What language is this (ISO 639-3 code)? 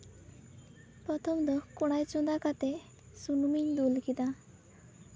sat